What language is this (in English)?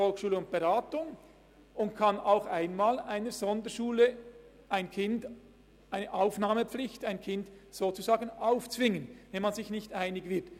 Swiss German